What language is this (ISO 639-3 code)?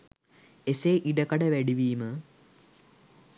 sin